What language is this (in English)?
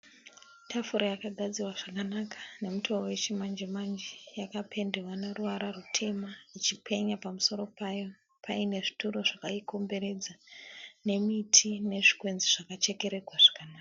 Shona